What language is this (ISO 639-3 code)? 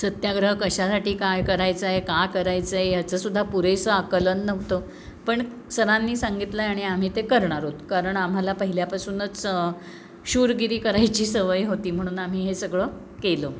mar